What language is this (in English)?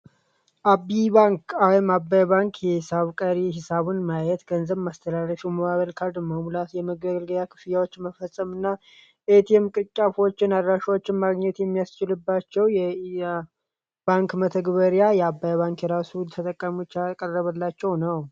Amharic